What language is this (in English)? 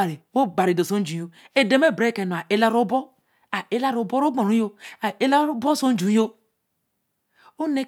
Eleme